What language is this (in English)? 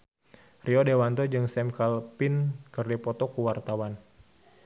Sundanese